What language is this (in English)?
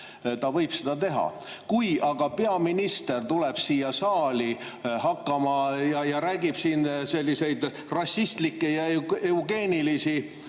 Estonian